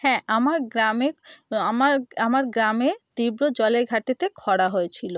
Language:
Bangla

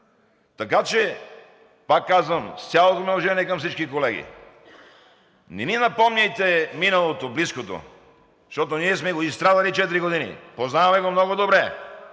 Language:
Bulgarian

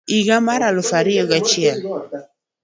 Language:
Luo (Kenya and Tanzania)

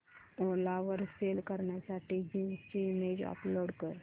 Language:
Marathi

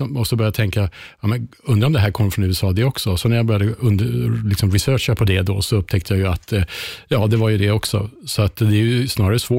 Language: Swedish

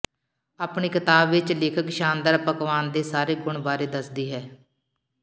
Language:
Punjabi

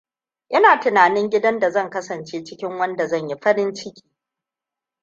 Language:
Hausa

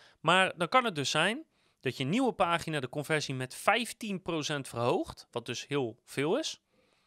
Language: Dutch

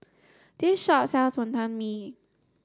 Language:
English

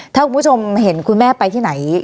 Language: Thai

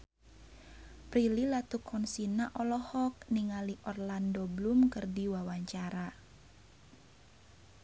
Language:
Sundanese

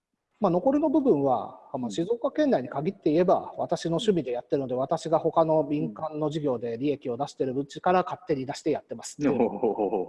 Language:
Japanese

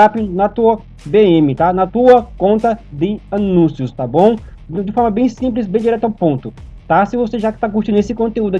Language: Portuguese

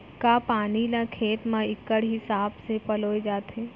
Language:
Chhattisgarhi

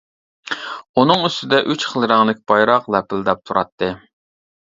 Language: Uyghur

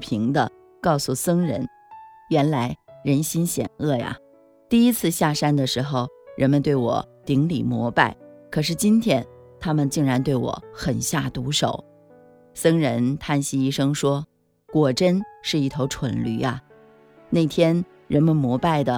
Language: Chinese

